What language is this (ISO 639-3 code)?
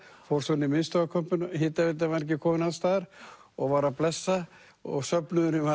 isl